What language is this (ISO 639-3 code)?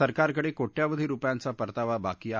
mar